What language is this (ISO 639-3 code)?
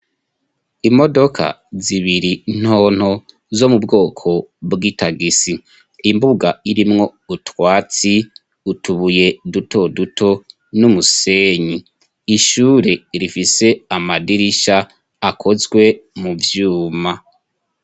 run